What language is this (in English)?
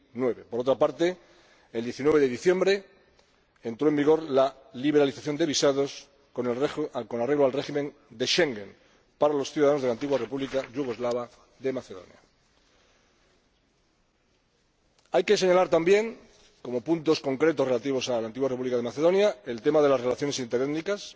Spanish